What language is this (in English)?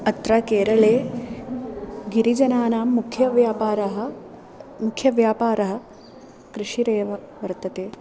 Sanskrit